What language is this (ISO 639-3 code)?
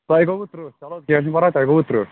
kas